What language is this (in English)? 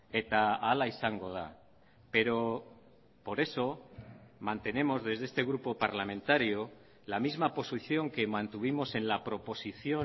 Spanish